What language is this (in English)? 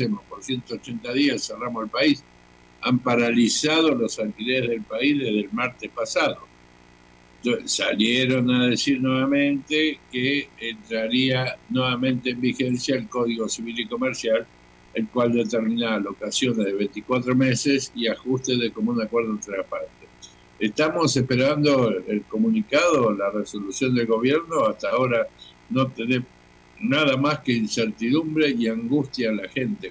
Spanish